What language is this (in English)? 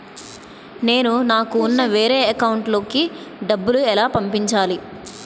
Telugu